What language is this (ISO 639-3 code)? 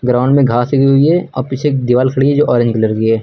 hin